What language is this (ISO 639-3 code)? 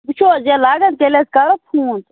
kas